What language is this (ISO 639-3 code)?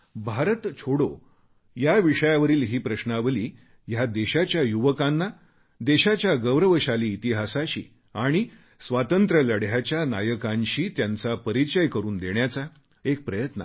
mar